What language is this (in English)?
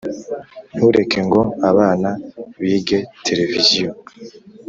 Kinyarwanda